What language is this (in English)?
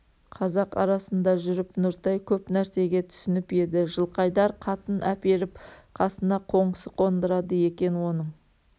Kazakh